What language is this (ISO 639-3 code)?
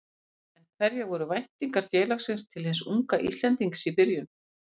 isl